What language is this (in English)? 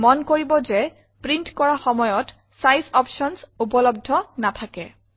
Assamese